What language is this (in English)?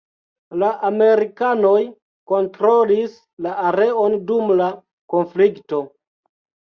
Esperanto